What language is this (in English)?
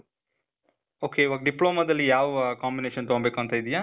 Kannada